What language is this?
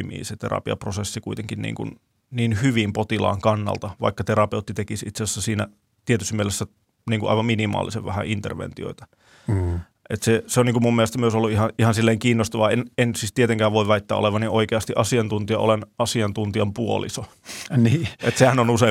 Finnish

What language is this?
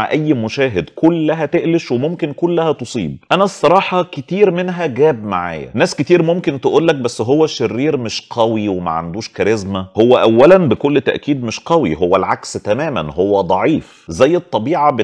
Arabic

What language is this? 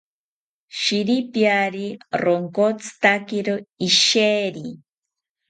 South Ucayali Ashéninka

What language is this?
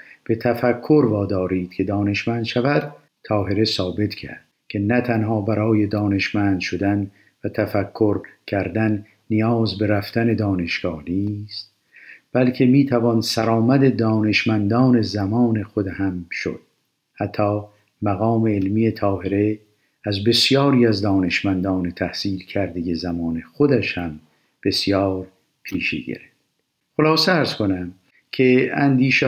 Persian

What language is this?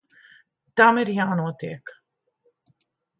Latvian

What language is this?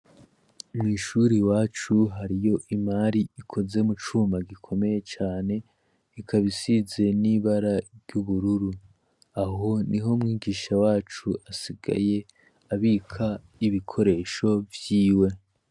Rundi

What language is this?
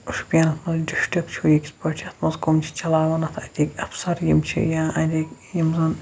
Kashmiri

